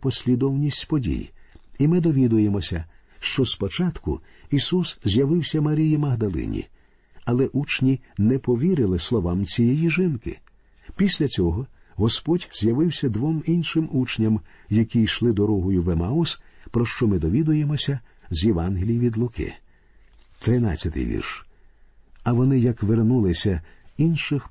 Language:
Ukrainian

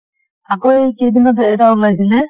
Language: Assamese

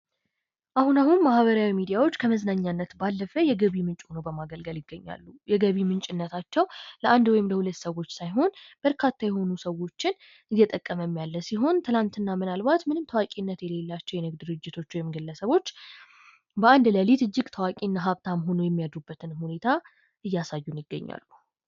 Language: Amharic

